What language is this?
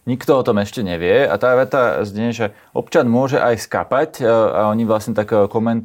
Slovak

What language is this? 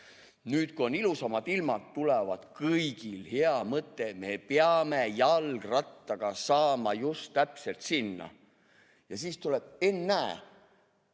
Estonian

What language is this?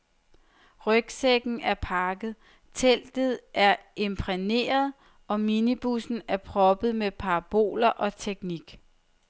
Danish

